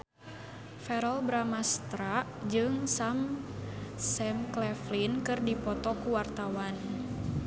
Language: Sundanese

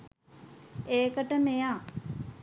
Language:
Sinhala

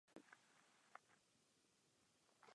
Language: Czech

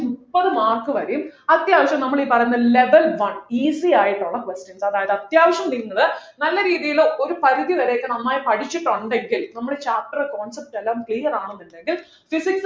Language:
Malayalam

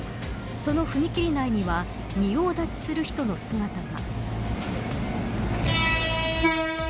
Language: Japanese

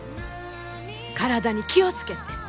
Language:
Japanese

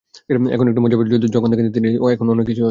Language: Bangla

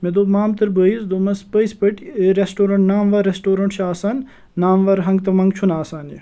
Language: Kashmiri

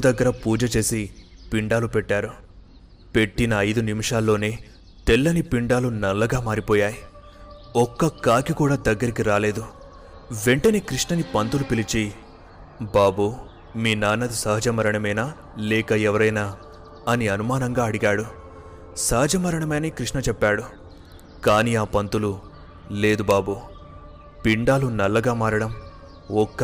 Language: Telugu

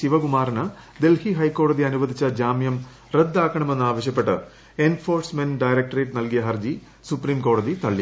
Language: Malayalam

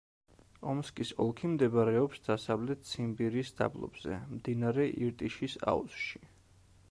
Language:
Georgian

